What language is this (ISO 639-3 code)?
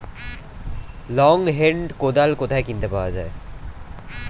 ben